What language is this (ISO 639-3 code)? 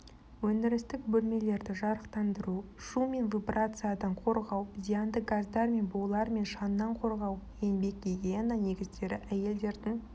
kaz